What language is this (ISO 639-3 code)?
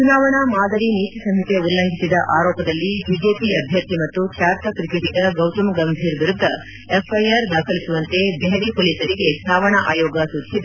kan